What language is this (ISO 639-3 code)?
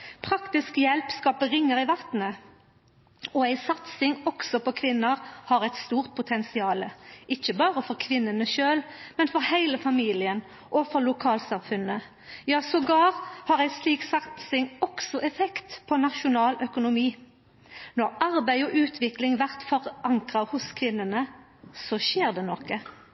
nno